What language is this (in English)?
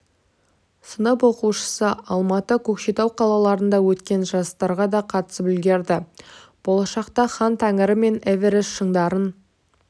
Kazakh